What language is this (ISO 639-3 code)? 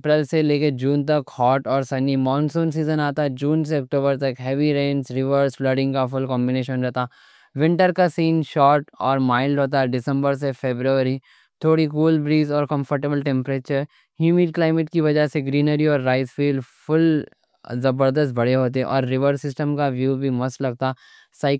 dcc